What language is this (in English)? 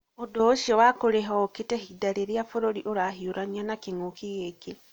Kikuyu